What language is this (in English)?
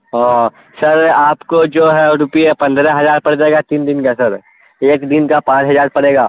Urdu